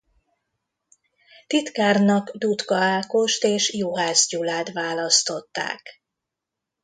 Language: Hungarian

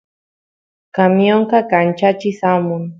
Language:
Santiago del Estero Quichua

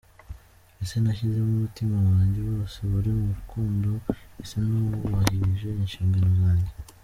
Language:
Kinyarwanda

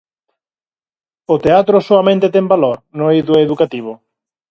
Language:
Galician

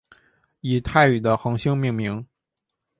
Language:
Chinese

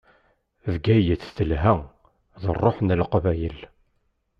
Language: Kabyle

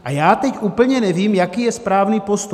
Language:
Czech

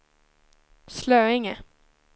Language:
Swedish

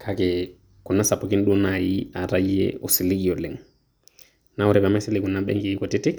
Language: Masai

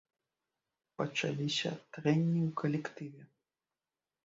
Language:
Belarusian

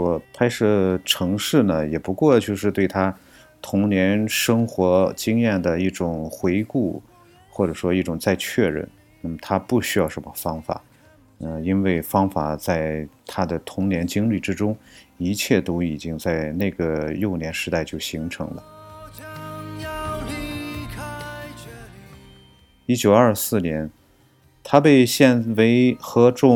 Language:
Chinese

